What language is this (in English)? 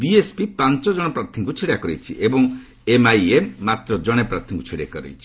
Odia